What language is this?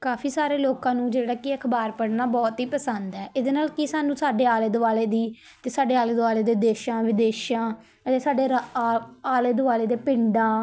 Punjabi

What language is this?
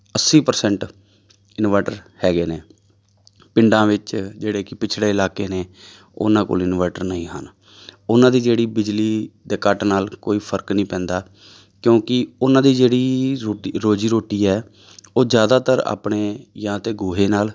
Punjabi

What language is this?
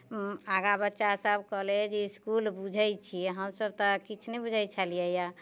Maithili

